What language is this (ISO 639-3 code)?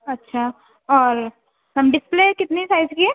urd